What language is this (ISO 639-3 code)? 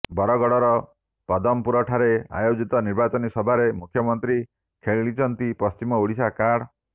ori